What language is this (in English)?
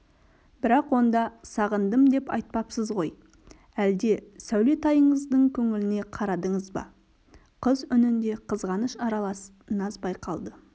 Kazakh